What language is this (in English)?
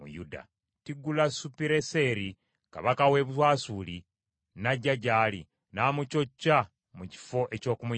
Ganda